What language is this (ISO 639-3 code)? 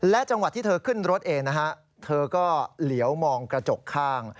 tha